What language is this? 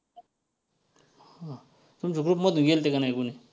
Marathi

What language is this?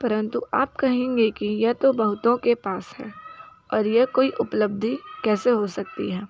Hindi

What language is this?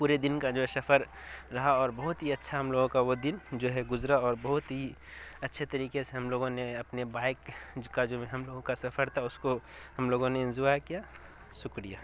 Urdu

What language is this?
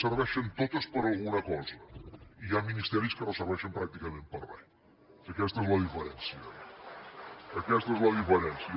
Catalan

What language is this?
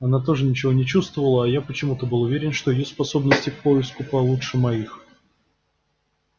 Russian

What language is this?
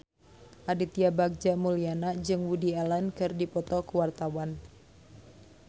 Sundanese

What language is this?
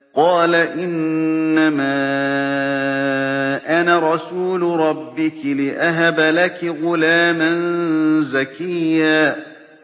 Arabic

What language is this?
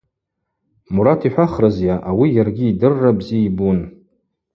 Abaza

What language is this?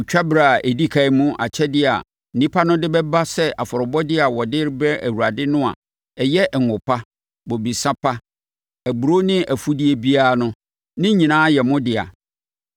Akan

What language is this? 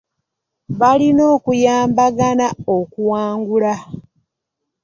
Ganda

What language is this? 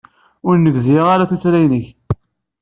Kabyle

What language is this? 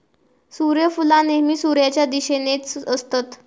Marathi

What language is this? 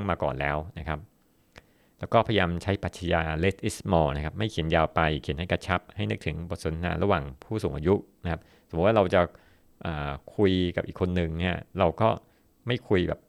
Thai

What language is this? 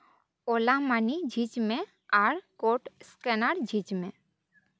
Santali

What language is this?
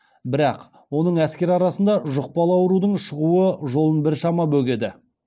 Kazakh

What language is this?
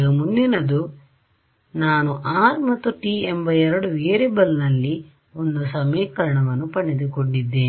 Kannada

